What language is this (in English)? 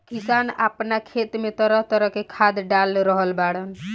Bhojpuri